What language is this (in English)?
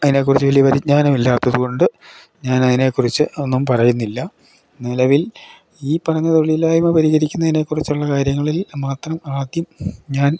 Malayalam